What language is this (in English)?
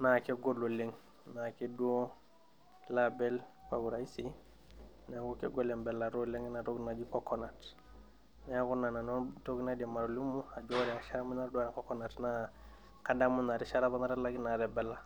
Masai